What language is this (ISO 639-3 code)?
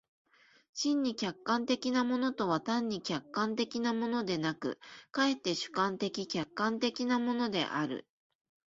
jpn